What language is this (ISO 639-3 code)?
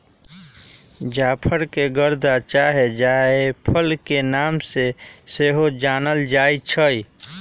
mag